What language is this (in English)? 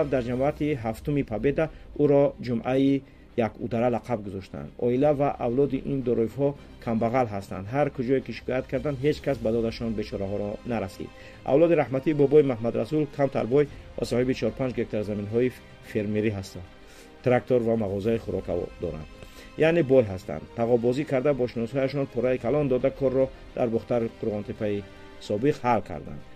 Persian